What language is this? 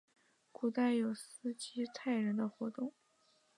Chinese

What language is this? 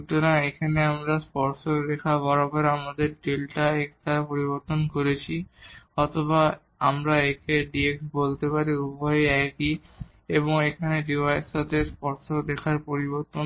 Bangla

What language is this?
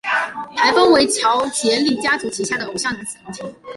Chinese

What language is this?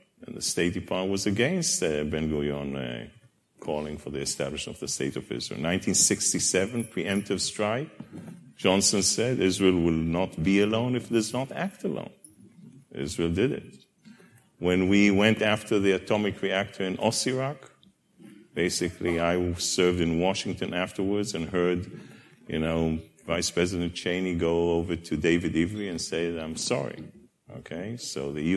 English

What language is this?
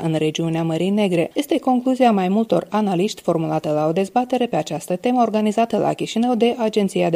Romanian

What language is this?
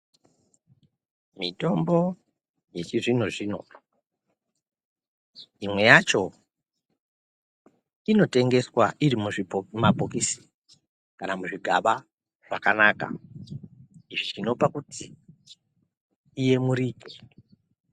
Ndau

